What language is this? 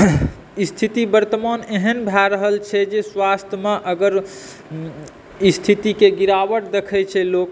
Maithili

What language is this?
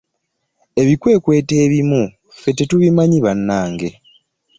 Ganda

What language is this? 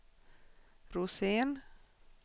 Swedish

